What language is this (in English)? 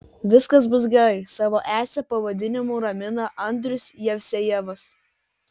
Lithuanian